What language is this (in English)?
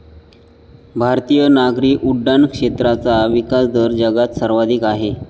Marathi